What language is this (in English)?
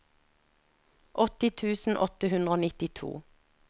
Norwegian